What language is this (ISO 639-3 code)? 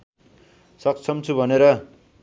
nep